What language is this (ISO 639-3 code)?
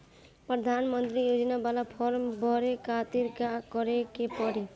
bho